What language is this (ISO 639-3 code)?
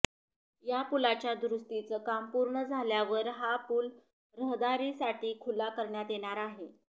mar